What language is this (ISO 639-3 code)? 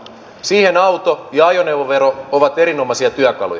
fin